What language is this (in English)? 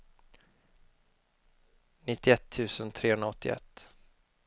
Swedish